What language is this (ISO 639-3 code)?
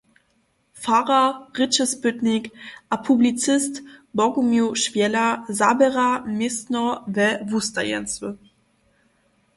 hsb